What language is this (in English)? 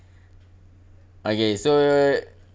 English